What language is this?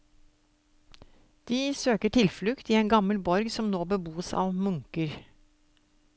Norwegian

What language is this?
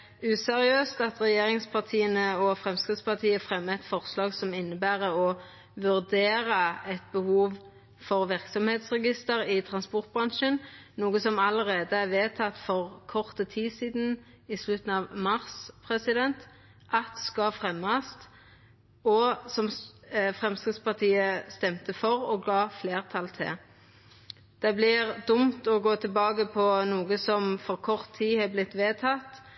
Norwegian Nynorsk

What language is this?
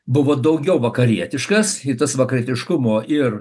Lithuanian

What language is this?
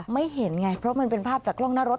Thai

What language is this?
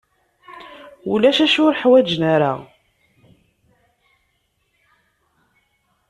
Kabyle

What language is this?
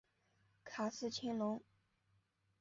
Chinese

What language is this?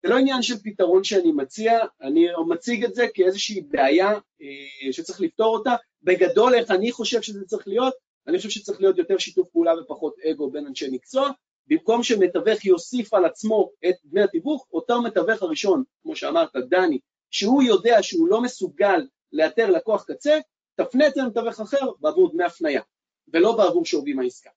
Hebrew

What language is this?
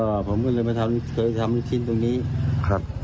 Thai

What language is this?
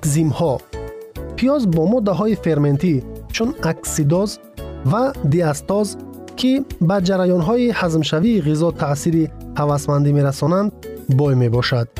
Persian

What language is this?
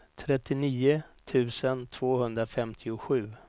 Swedish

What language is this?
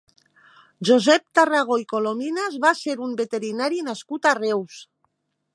Catalan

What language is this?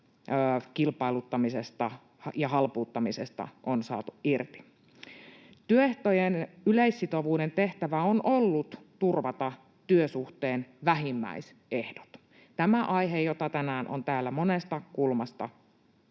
Finnish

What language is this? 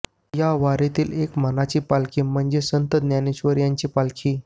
Marathi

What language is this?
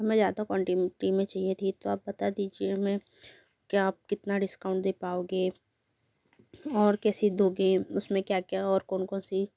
Hindi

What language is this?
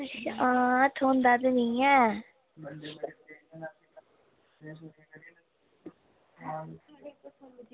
Dogri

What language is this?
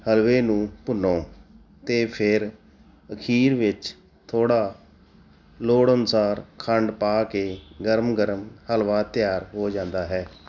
Punjabi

